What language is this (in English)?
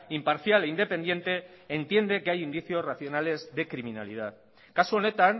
Spanish